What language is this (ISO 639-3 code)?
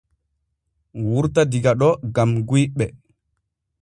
fue